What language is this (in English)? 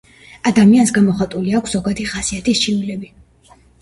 Georgian